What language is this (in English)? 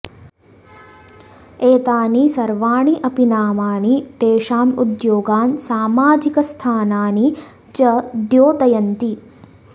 Sanskrit